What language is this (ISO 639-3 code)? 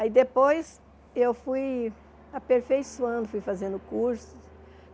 por